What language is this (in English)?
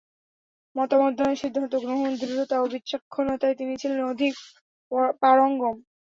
Bangla